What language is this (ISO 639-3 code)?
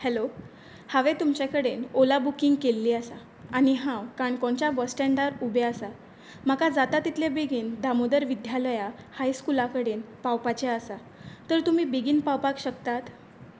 kok